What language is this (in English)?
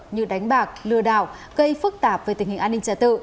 Vietnamese